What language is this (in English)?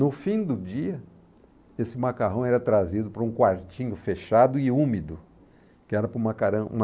Portuguese